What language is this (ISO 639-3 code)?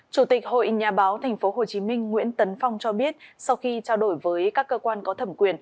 vie